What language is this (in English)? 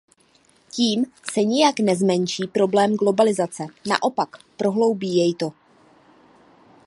Czech